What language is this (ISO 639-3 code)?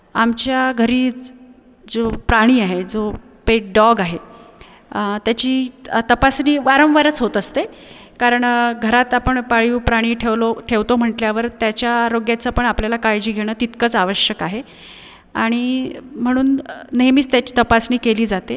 mar